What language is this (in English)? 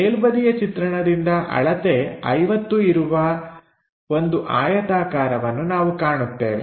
Kannada